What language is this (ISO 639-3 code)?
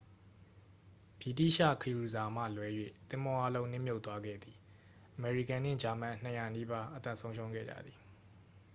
mya